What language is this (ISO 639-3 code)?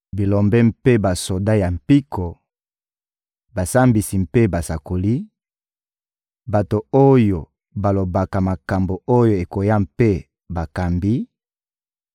lin